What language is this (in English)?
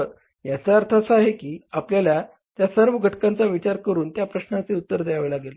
Marathi